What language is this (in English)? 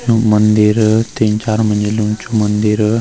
Garhwali